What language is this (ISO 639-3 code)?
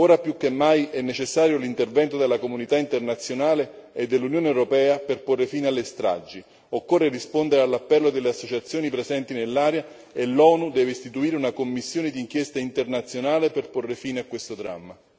ita